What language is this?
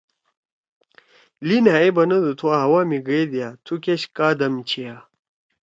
Torwali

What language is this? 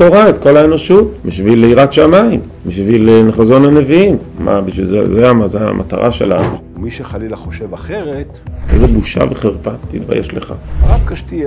Hebrew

